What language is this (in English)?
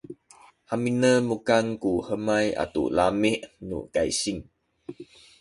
Sakizaya